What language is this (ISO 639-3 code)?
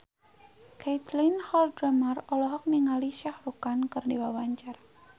sun